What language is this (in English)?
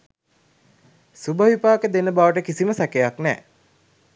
Sinhala